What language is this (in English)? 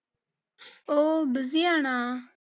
Malayalam